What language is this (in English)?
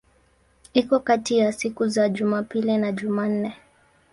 Swahili